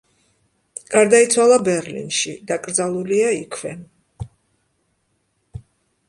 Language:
Georgian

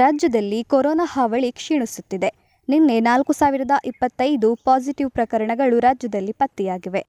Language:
Kannada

